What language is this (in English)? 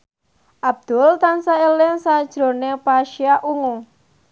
Javanese